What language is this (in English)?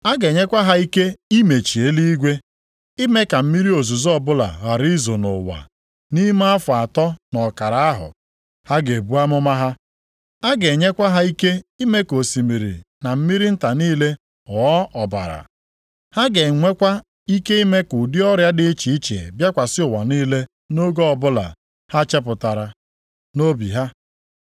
Igbo